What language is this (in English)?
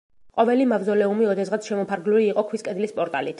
Georgian